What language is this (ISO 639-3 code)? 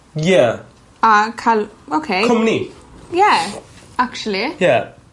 cym